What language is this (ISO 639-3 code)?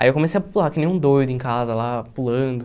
por